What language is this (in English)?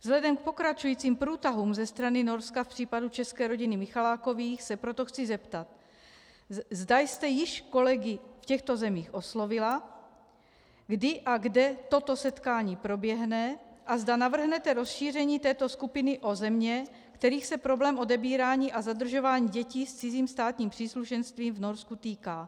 Czech